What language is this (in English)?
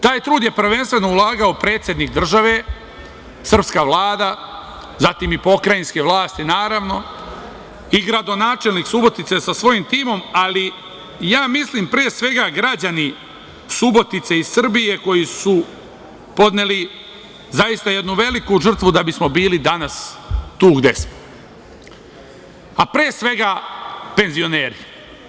Serbian